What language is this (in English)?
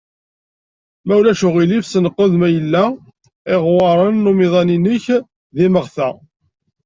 Kabyle